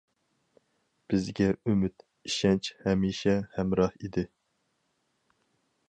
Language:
Uyghur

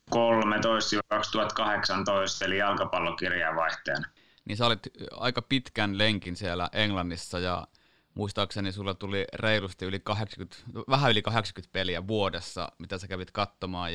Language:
Finnish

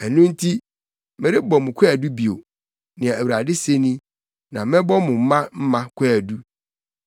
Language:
Akan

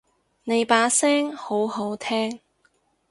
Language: Cantonese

